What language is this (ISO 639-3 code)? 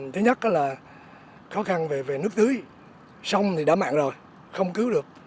vie